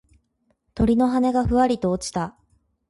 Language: Japanese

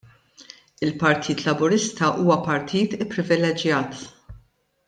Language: Maltese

